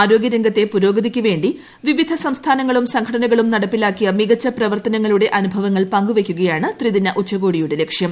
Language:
Malayalam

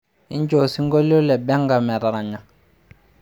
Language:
Masai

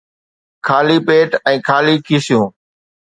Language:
Sindhi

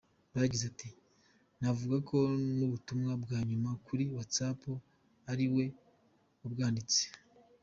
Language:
Kinyarwanda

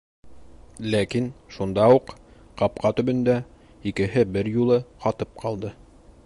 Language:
Bashkir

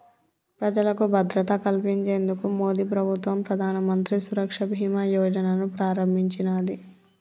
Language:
Telugu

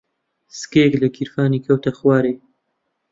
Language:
Central Kurdish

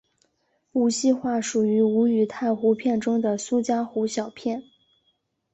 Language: Chinese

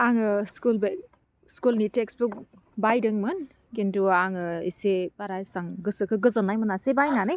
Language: Bodo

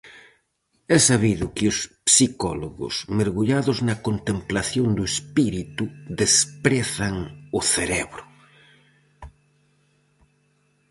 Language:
Galician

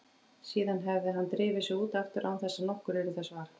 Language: Icelandic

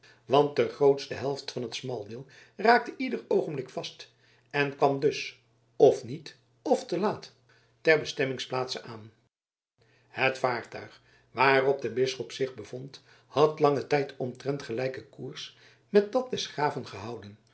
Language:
Dutch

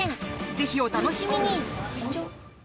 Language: Japanese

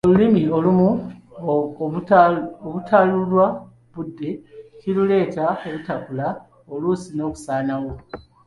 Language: Ganda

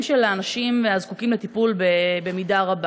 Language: Hebrew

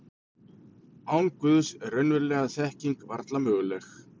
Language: Icelandic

